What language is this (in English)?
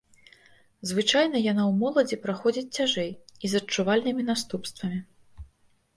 Belarusian